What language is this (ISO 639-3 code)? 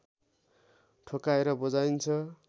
nep